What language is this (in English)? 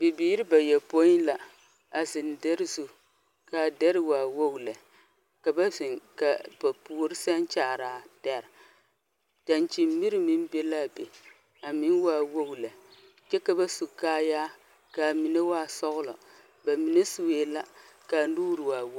Southern Dagaare